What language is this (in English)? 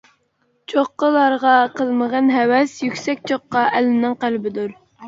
Uyghur